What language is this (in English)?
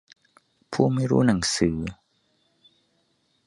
Thai